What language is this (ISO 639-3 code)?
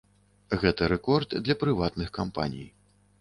bel